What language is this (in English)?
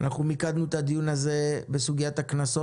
Hebrew